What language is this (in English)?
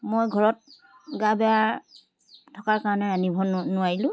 Assamese